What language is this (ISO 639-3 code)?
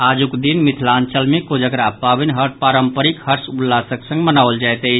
mai